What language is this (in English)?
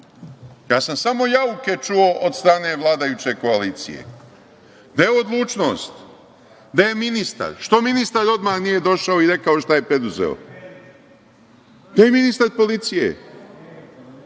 Serbian